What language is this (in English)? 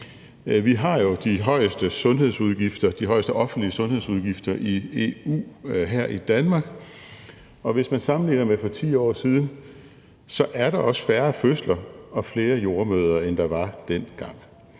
Danish